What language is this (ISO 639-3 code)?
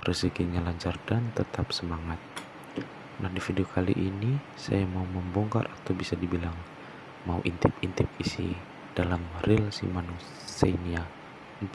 ind